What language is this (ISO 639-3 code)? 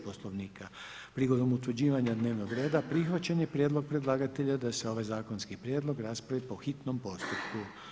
hrv